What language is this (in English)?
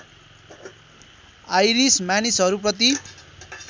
Nepali